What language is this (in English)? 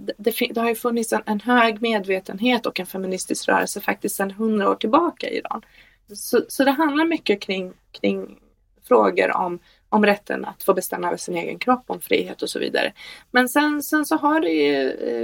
Swedish